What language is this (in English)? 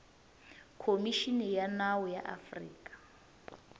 Tsonga